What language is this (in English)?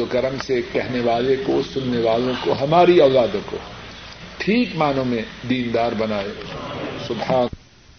Urdu